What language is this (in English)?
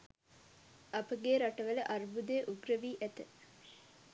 Sinhala